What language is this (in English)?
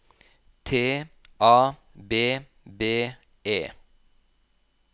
Norwegian